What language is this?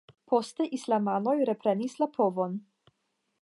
Esperanto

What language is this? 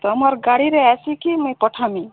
Odia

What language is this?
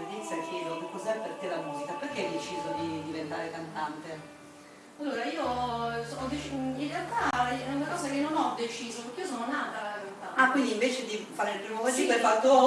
Italian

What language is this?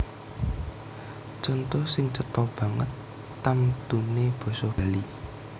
Javanese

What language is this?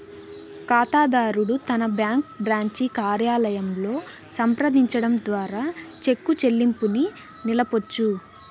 Telugu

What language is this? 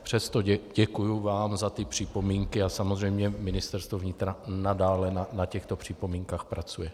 Czech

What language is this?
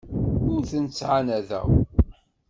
Kabyle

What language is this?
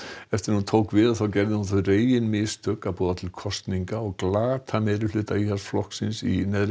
Icelandic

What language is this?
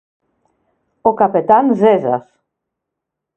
Greek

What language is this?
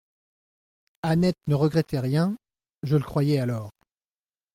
French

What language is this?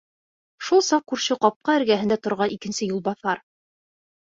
Bashkir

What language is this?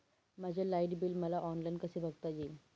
Marathi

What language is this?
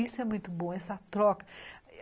Portuguese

